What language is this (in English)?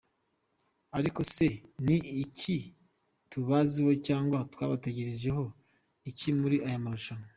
Kinyarwanda